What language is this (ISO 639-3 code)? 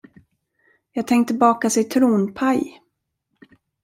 swe